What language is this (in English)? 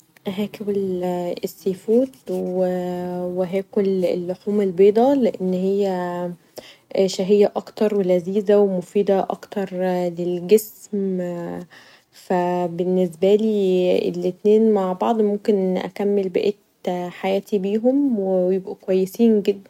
Egyptian Arabic